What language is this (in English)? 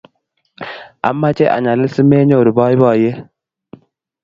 Kalenjin